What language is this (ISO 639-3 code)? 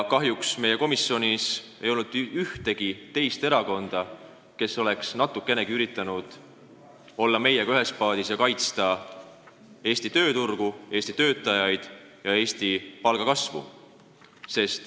est